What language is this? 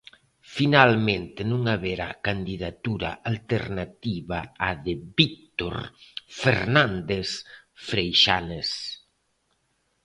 Galician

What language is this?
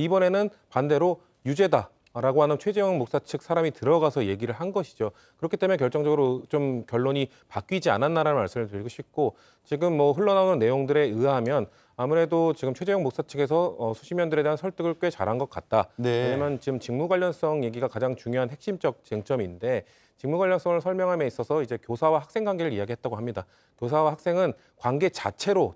Korean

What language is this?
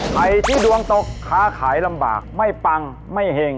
Thai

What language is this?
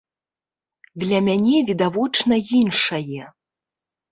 Belarusian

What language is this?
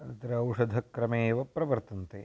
Sanskrit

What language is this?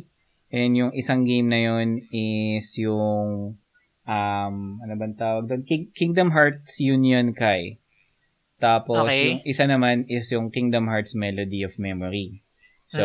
Filipino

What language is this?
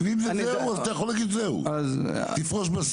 Hebrew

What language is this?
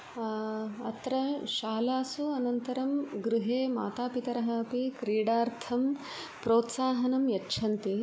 Sanskrit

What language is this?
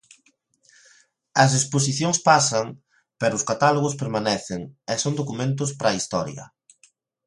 Galician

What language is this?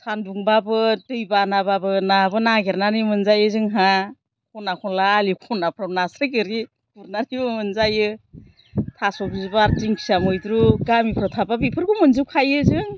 Bodo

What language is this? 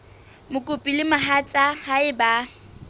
Southern Sotho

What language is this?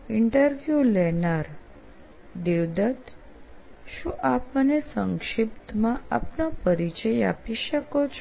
Gujarati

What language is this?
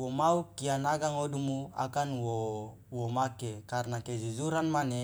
Loloda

